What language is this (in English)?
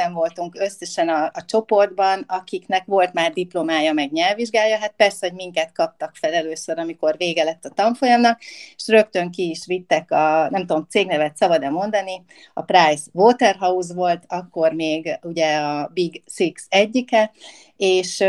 Hungarian